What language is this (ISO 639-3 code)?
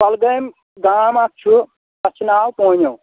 kas